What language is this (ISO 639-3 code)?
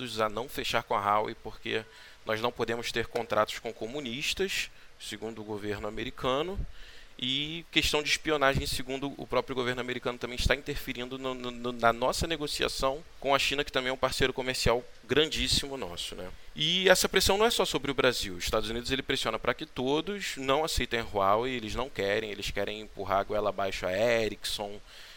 por